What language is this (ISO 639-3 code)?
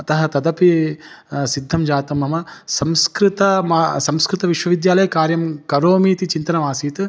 san